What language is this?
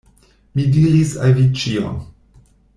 Esperanto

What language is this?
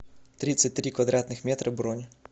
Russian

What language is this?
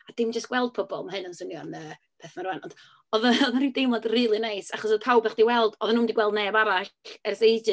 Welsh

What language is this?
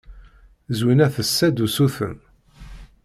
Kabyle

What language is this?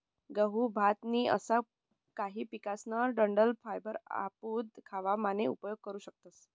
Marathi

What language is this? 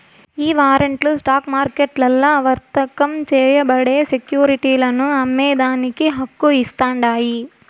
Telugu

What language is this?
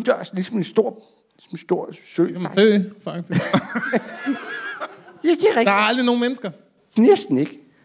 Danish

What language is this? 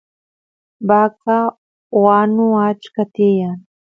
Santiago del Estero Quichua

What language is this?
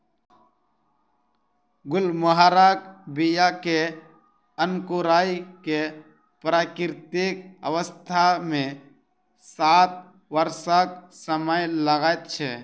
Maithili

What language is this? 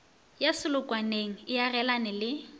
Northern Sotho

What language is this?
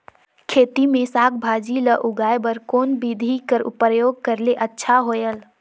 Chhattisgarhi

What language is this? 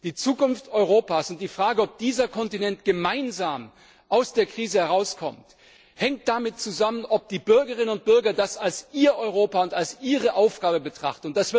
German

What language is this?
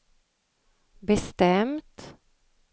Swedish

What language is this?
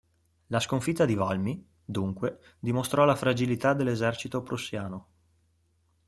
Italian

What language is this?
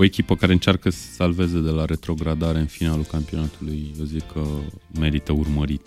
Romanian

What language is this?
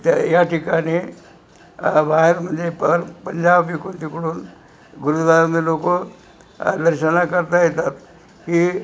Marathi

